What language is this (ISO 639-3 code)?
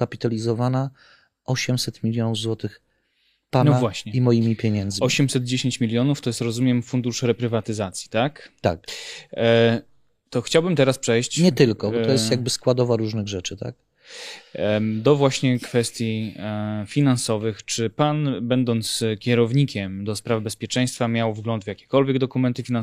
pol